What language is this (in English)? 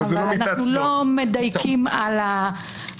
Hebrew